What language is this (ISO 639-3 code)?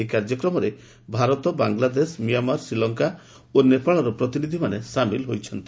ori